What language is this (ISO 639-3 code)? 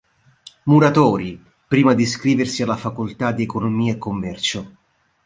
ita